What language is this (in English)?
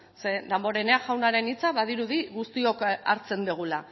Basque